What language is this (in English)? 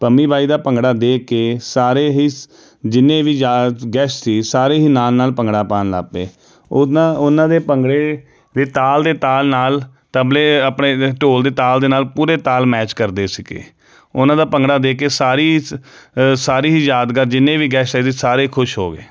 Punjabi